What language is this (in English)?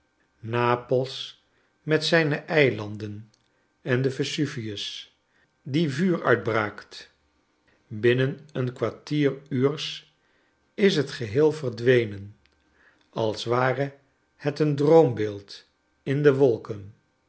Dutch